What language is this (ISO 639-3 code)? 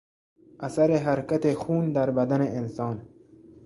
fas